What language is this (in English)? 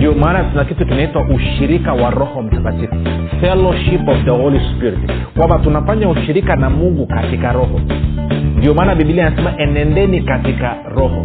Swahili